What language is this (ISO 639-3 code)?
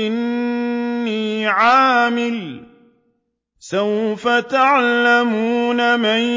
ara